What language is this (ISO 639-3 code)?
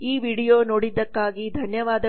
kan